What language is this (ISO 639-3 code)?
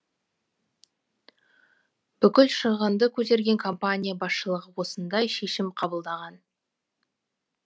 kaz